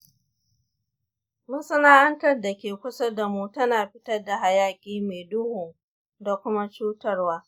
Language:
Hausa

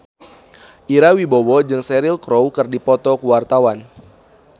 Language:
Sundanese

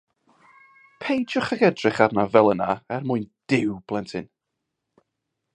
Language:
Welsh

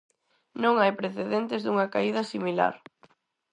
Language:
Galician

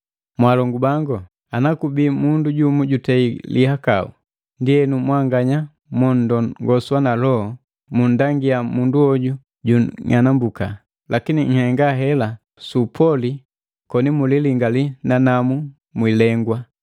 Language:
Matengo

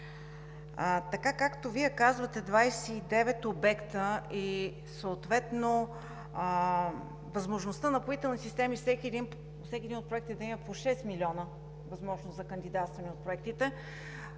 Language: Bulgarian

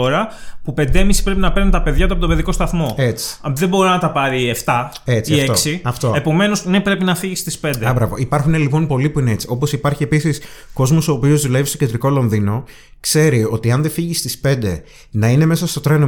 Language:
Greek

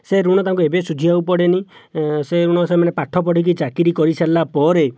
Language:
Odia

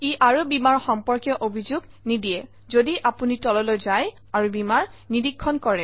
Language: Assamese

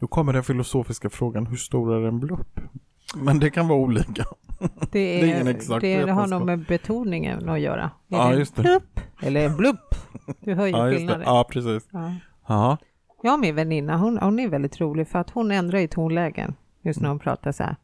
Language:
Swedish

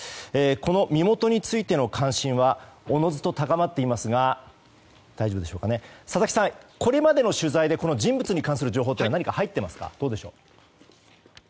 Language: Japanese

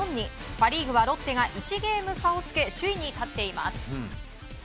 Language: Japanese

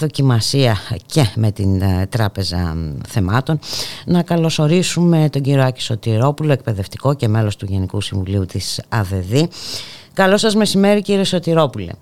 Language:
Greek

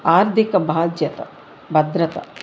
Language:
Telugu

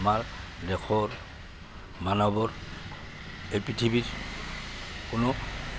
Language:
Assamese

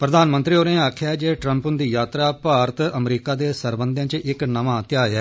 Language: Dogri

